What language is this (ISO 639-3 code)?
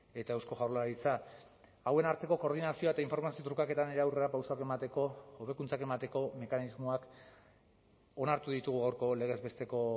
eus